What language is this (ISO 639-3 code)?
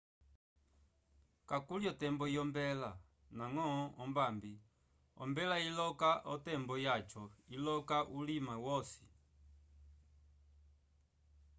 umb